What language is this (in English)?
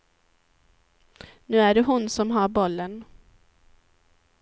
Swedish